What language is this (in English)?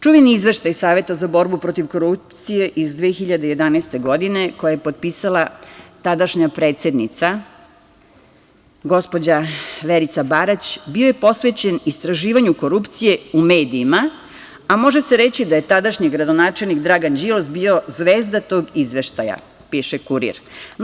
Serbian